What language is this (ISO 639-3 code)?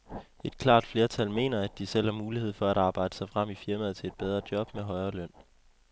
dan